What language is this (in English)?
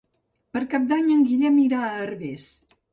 Catalan